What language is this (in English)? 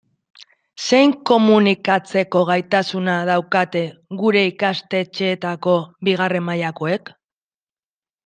Basque